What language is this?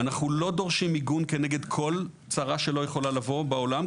Hebrew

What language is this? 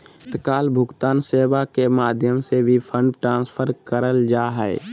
Magahi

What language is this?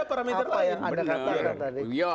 Indonesian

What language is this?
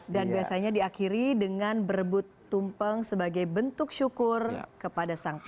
Indonesian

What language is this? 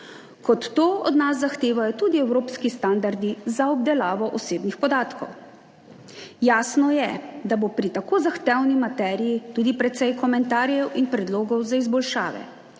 Slovenian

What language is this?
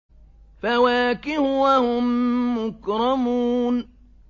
Arabic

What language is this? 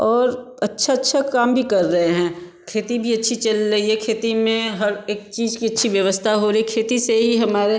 Hindi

